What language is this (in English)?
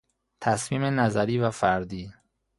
Persian